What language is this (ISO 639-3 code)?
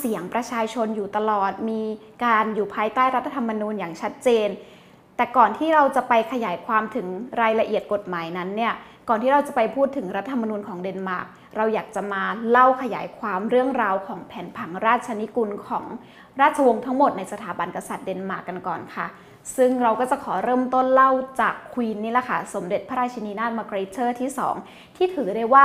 tha